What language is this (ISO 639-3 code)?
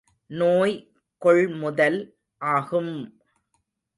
tam